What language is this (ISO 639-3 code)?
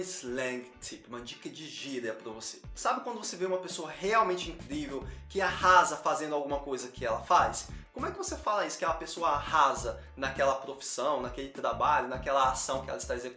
por